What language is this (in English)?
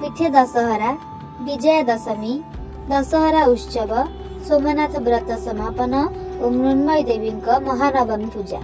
Hindi